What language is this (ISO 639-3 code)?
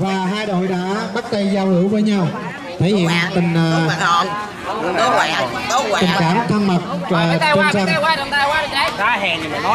vie